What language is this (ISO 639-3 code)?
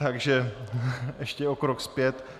ces